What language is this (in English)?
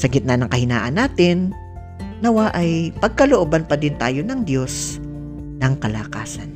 Filipino